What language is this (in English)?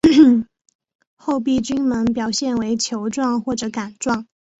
Chinese